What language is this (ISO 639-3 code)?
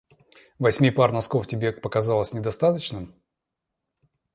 rus